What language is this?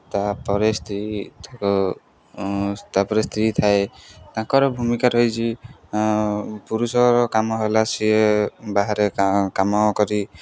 Odia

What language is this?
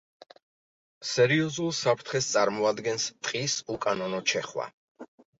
Georgian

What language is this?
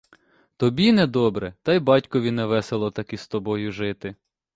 Ukrainian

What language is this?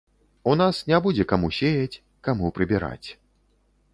Belarusian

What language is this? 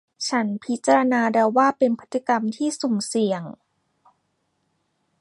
Thai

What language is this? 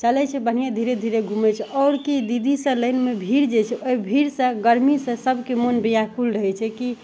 Maithili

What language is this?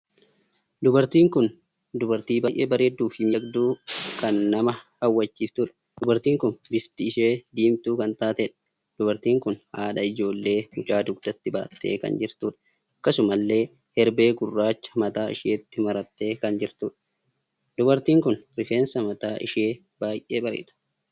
Oromo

